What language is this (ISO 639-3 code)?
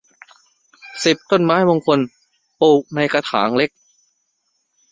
tha